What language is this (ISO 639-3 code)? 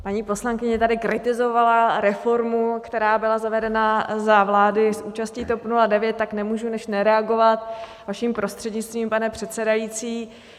ces